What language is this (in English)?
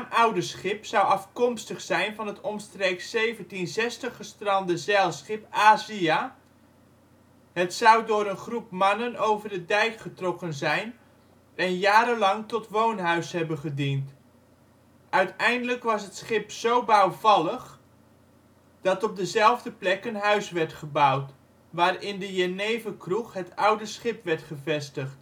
Dutch